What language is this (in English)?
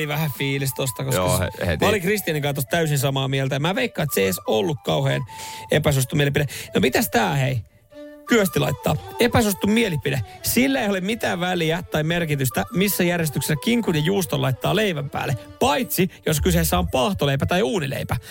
Finnish